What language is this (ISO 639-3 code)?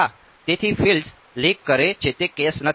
guj